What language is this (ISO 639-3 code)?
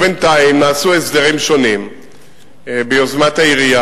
heb